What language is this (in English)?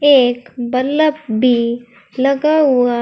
Hindi